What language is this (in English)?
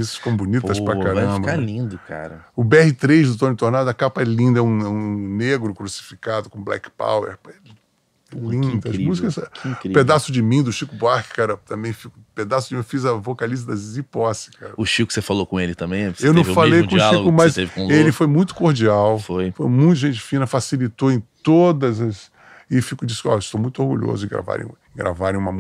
Portuguese